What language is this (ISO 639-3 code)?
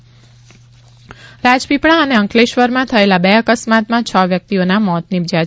guj